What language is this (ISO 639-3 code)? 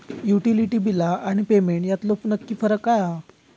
mar